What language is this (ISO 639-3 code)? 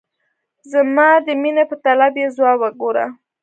pus